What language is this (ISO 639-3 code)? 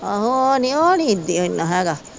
pan